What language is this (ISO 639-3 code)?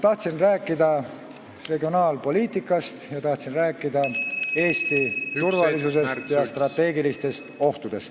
est